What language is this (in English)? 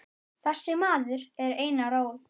Icelandic